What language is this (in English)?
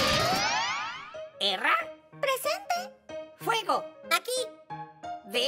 Spanish